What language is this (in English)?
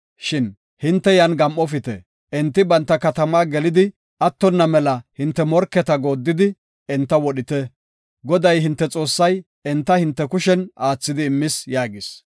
Gofa